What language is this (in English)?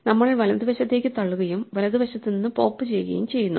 Malayalam